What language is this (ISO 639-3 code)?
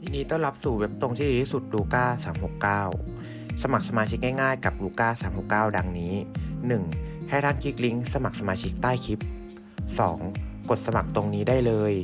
tha